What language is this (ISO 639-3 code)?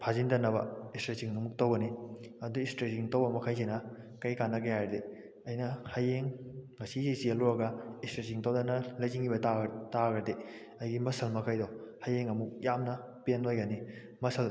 mni